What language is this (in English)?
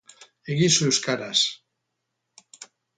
Basque